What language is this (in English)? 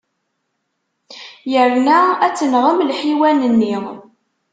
Kabyle